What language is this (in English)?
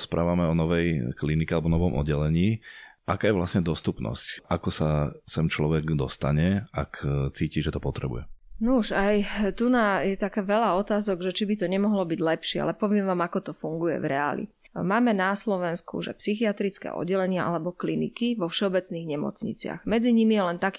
Slovak